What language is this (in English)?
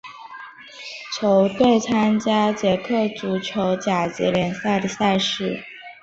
Chinese